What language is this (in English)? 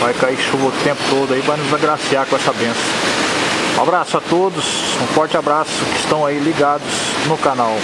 Portuguese